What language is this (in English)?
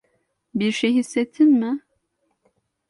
Turkish